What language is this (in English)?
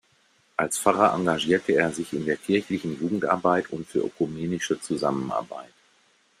German